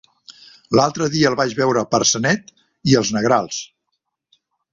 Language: Catalan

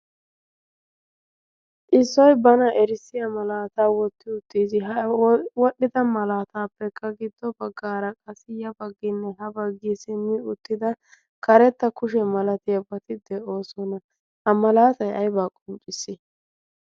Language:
Wolaytta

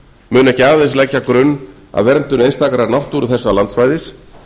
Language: Icelandic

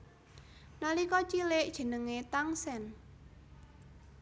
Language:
Javanese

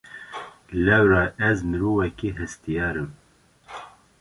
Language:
Kurdish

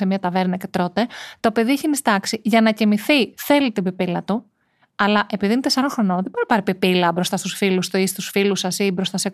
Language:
Greek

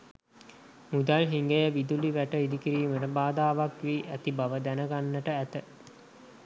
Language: Sinhala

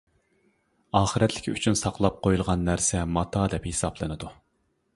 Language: Uyghur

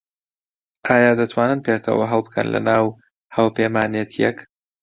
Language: Central Kurdish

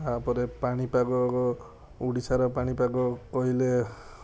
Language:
Odia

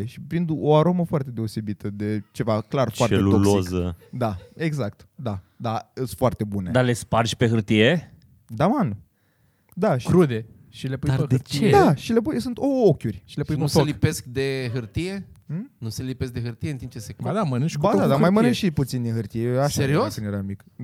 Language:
Romanian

